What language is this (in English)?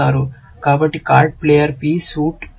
Telugu